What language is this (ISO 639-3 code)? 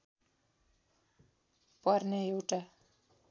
nep